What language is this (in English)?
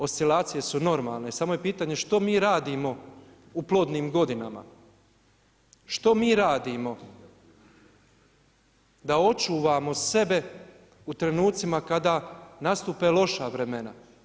Croatian